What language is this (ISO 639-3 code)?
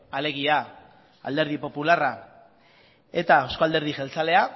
eus